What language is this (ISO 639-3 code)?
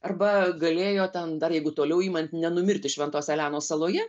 lit